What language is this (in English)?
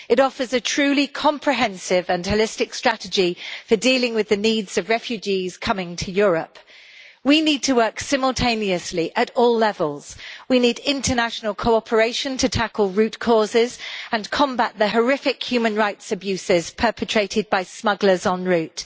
English